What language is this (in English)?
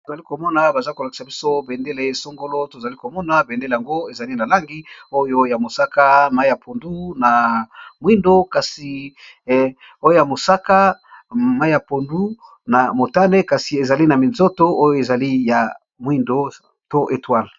Lingala